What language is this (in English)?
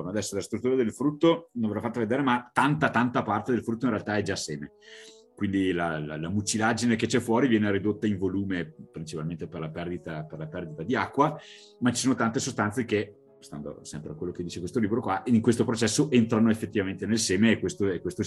Italian